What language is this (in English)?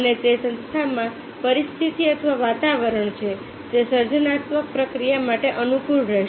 Gujarati